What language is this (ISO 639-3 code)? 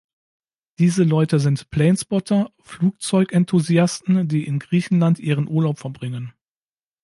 deu